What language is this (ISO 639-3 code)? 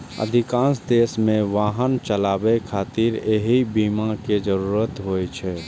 mai